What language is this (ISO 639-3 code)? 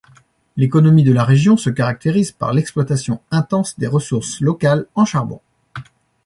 fra